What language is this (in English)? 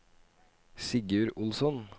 Norwegian